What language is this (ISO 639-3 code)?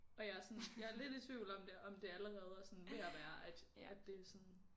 dan